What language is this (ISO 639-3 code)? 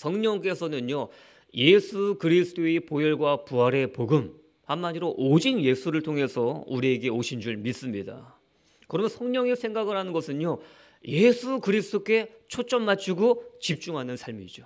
kor